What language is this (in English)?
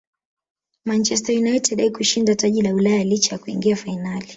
Swahili